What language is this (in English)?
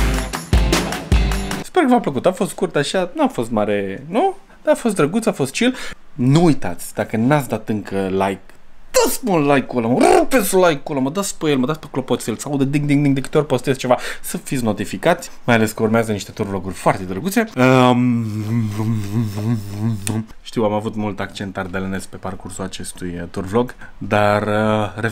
Romanian